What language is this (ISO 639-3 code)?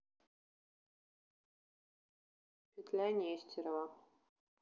rus